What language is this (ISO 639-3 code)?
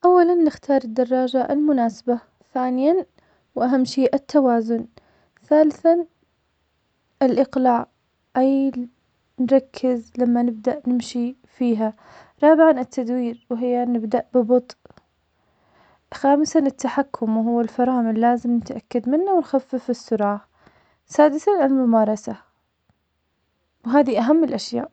acx